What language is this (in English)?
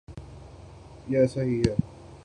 Urdu